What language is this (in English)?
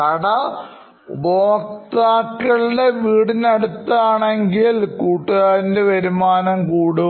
Malayalam